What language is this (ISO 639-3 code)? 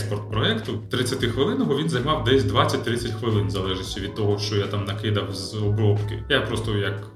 ukr